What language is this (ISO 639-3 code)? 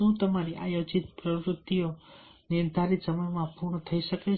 guj